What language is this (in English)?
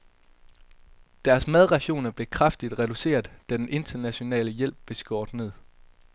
Danish